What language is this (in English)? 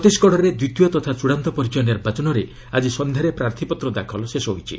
Odia